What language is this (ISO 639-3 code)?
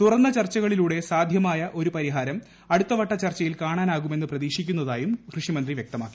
mal